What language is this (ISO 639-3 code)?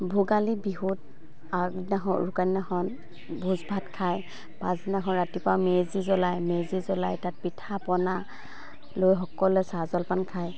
asm